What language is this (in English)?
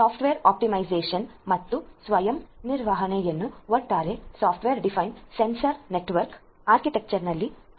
Kannada